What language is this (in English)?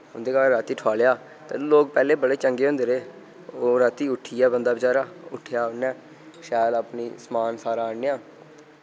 Dogri